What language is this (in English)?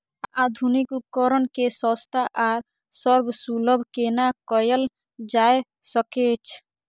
Maithili